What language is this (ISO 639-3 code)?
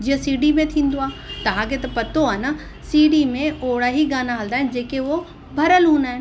snd